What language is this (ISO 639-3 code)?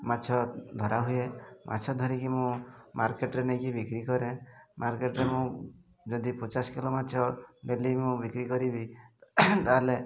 ori